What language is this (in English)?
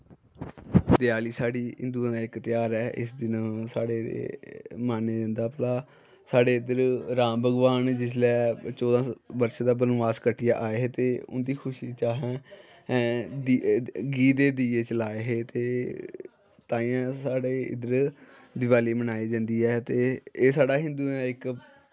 Dogri